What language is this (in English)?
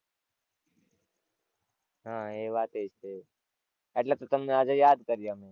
Gujarati